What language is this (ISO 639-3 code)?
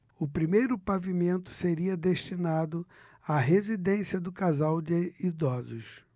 por